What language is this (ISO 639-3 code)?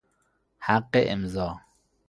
fas